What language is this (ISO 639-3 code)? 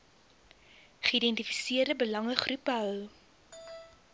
afr